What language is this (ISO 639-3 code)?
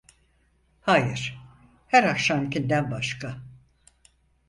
tur